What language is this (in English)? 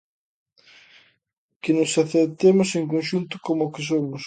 Galician